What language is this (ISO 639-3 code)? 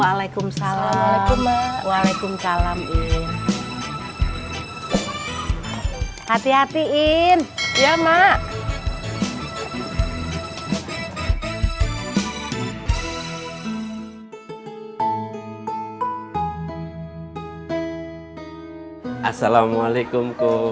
ind